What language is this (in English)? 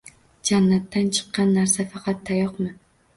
Uzbek